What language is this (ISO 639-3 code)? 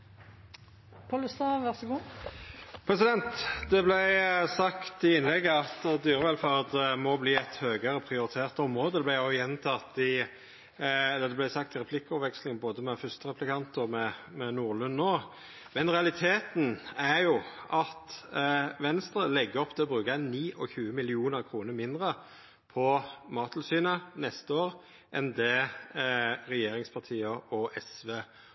nno